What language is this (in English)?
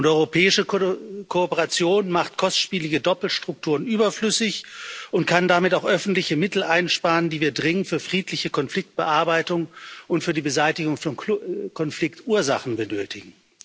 German